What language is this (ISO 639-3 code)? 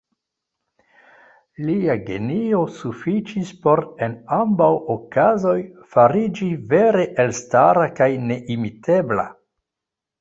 epo